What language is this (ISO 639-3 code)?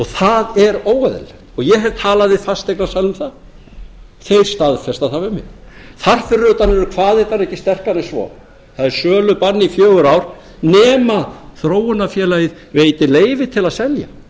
isl